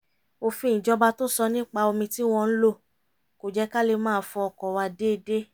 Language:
Yoruba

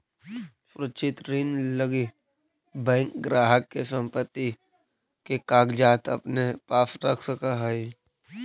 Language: Magahi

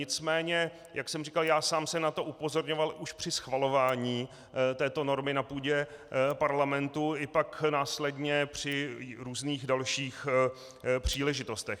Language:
Czech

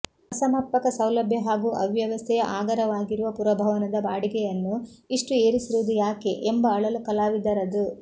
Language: Kannada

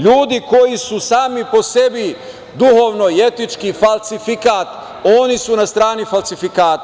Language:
Serbian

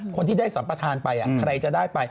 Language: Thai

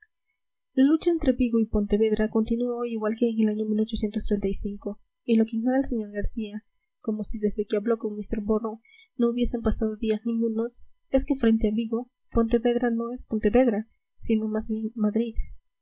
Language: Spanish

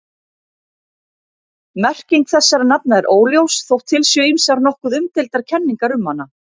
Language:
Icelandic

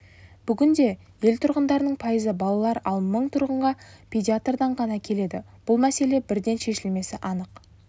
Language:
Kazakh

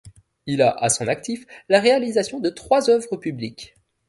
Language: French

